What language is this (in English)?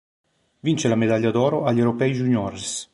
Italian